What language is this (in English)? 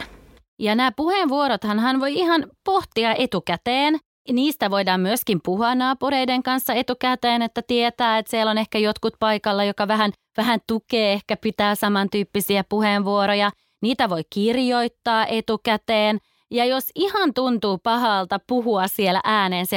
Finnish